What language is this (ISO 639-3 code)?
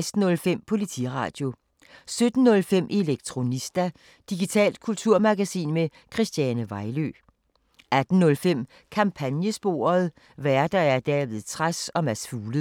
dan